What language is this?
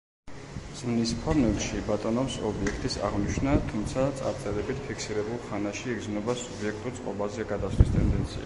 Georgian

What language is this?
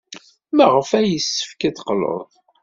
Kabyle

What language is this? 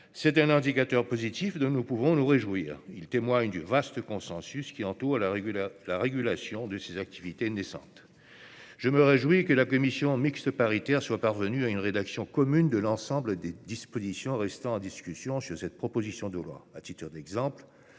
French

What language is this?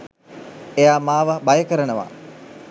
Sinhala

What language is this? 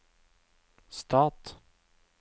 Norwegian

